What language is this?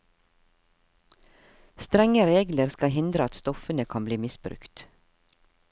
Norwegian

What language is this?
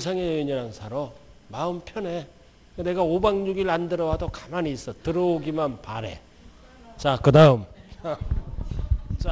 Korean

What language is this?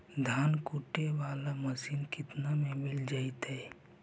Magahi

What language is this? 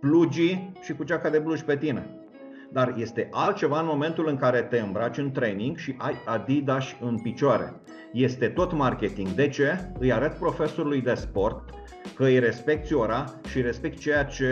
Romanian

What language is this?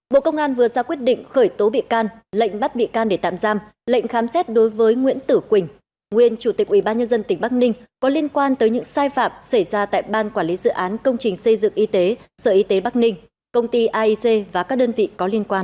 Vietnamese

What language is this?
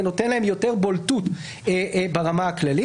Hebrew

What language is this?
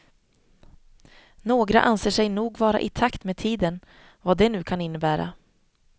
Swedish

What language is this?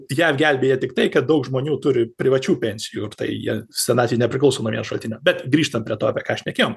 Lithuanian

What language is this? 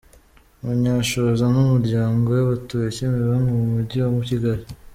Kinyarwanda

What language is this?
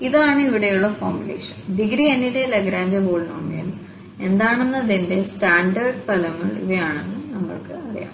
Malayalam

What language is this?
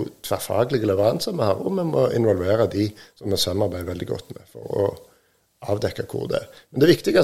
Danish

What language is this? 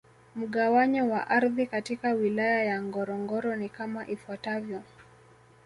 Swahili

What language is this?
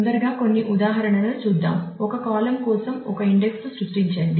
Telugu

